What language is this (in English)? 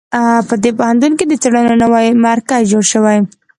Pashto